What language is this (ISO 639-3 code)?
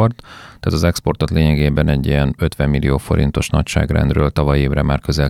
hun